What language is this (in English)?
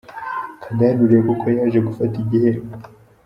Kinyarwanda